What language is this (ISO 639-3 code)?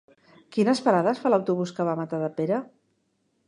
cat